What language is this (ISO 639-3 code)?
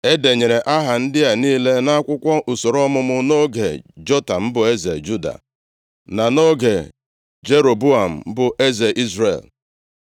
ibo